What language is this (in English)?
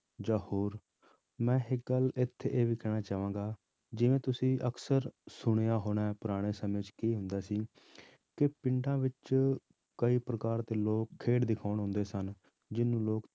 Punjabi